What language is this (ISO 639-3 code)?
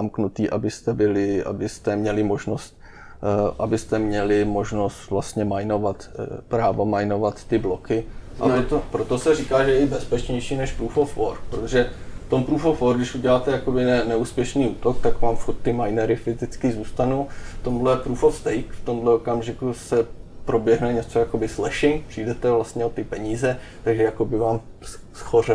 ces